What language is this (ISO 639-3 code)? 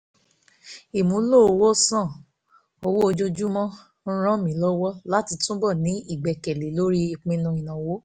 yor